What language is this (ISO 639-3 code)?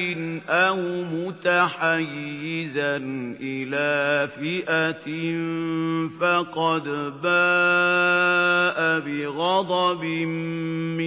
ara